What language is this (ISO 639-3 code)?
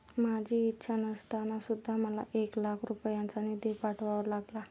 mar